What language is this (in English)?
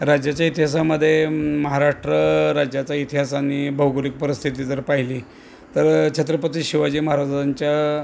Marathi